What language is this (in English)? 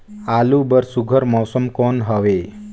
Chhattisgarhi